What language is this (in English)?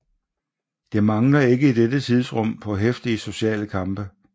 Danish